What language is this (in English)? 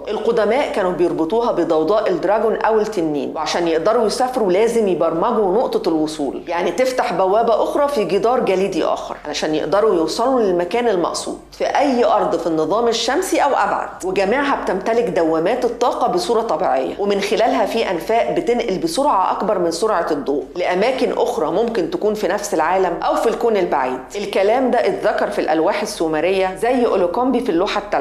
Arabic